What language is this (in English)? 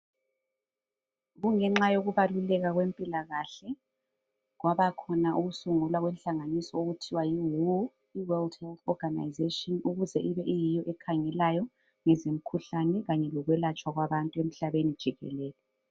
North Ndebele